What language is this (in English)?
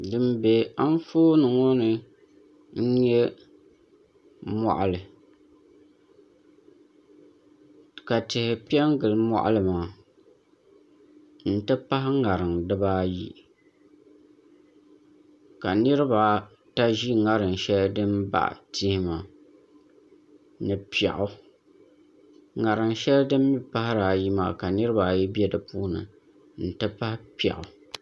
Dagbani